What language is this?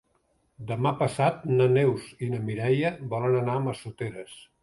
Catalan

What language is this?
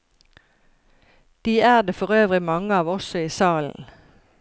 Norwegian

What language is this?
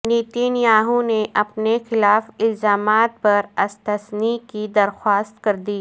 Urdu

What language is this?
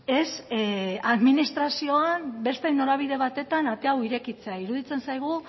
Basque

